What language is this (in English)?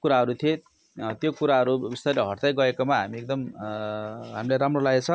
Nepali